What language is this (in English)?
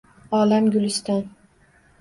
Uzbek